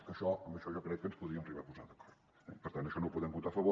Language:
Catalan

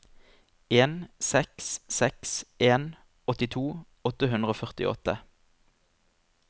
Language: Norwegian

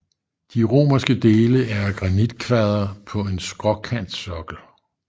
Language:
Danish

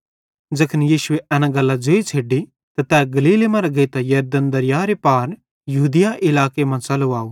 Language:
Bhadrawahi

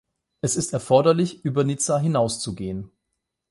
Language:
German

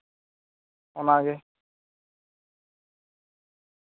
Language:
Santali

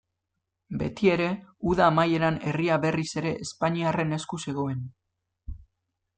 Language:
Basque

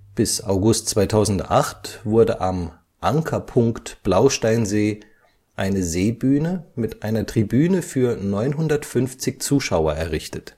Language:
German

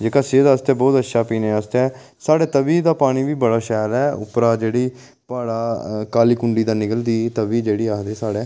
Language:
Dogri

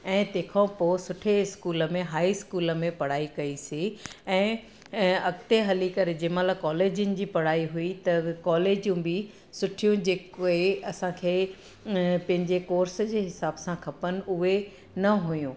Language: Sindhi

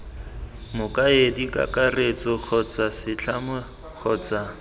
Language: Tswana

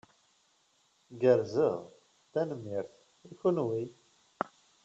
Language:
Kabyle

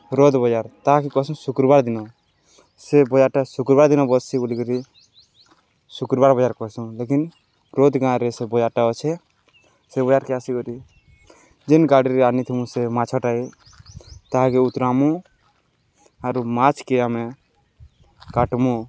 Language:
Odia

